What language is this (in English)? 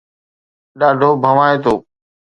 Sindhi